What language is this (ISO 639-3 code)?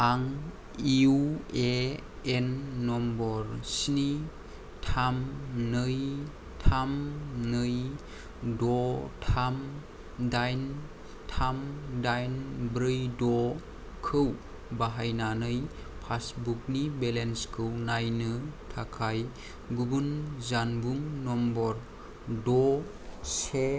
brx